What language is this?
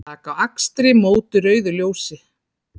Icelandic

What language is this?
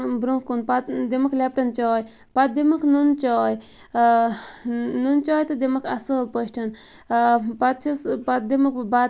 Kashmiri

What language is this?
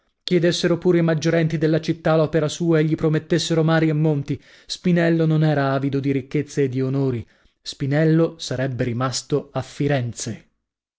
Italian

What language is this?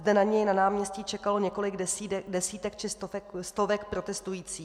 Czech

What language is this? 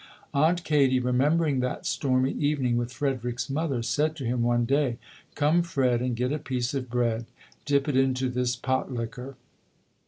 English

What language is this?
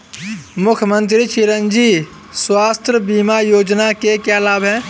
Hindi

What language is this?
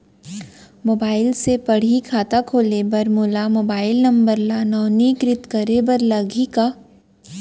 Chhattisgarhi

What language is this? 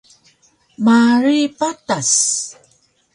Taroko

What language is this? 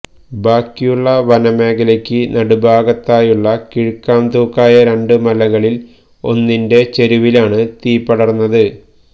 Malayalam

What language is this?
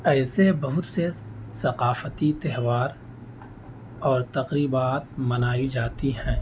Urdu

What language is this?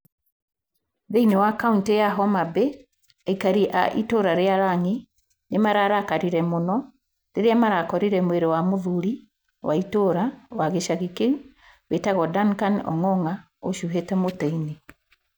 Kikuyu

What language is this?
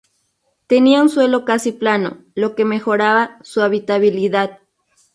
Spanish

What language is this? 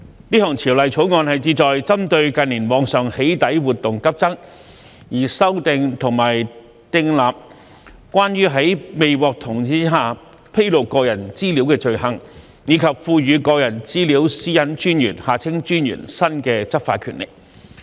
Cantonese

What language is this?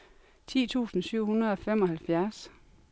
Danish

